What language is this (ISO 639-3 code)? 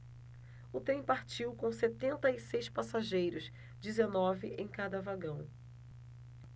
por